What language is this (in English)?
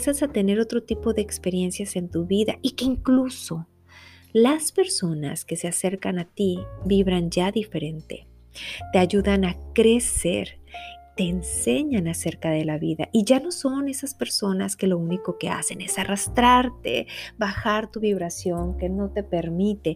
Spanish